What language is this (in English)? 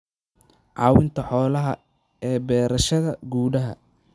Somali